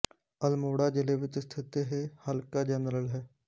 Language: Punjabi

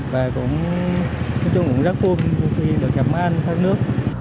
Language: Vietnamese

